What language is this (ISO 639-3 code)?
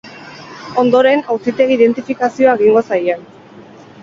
eus